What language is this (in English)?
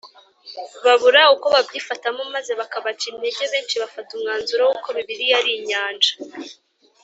Kinyarwanda